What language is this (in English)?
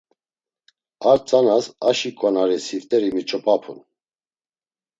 Laz